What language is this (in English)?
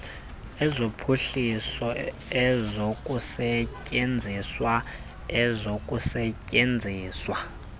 Xhosa